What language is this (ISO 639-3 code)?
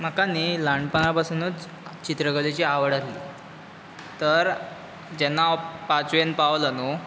kok